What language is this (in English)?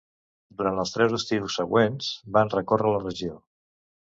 Catalan